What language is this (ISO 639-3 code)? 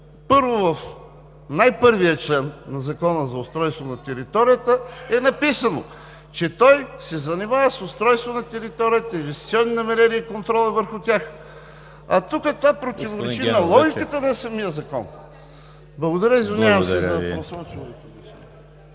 bul